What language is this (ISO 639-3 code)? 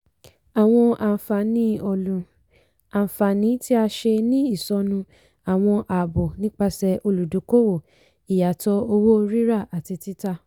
yor